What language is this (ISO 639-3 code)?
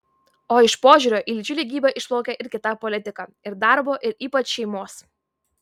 lit